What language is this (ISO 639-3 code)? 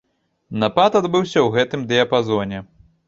bel